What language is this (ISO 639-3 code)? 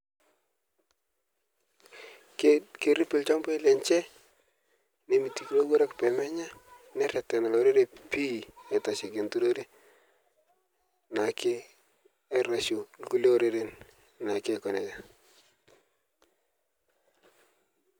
mas